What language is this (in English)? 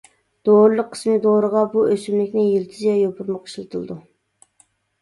Uyghur